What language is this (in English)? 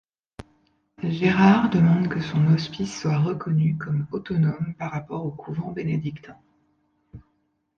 French